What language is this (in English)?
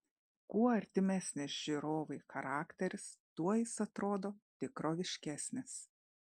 Lithuanian